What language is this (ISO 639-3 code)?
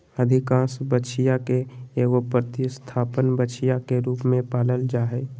mag